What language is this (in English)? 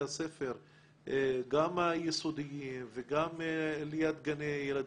Hebrew